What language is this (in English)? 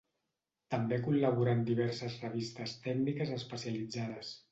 Catalan